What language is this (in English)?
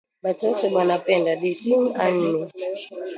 Swahili